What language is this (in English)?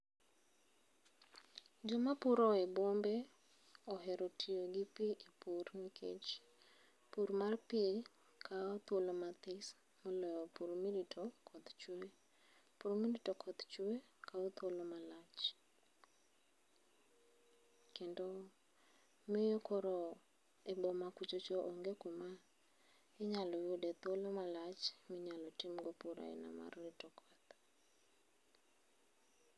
Luo (Kenya and Tanzania)